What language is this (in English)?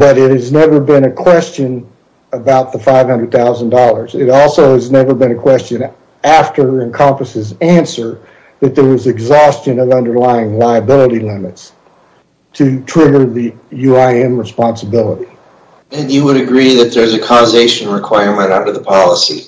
English